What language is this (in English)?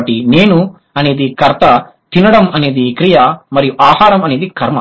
Telugu